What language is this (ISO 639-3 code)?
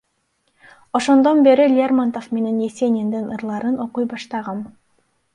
kir